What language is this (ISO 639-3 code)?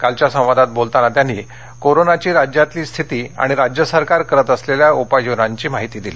mar